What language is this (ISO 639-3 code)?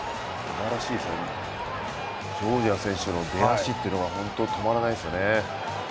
jpn